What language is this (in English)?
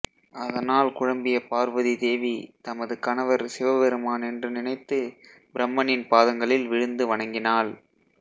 Tamil